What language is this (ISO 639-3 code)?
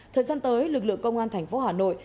vie